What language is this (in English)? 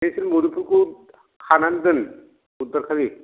Bodo